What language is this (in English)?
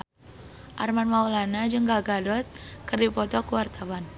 Sundanese